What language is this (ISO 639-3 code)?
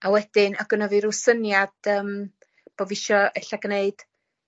cym